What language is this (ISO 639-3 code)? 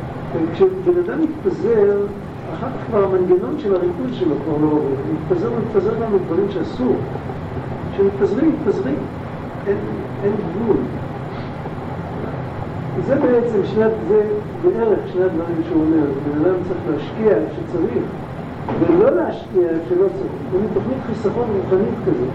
heb